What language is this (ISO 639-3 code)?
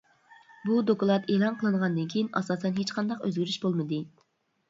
uig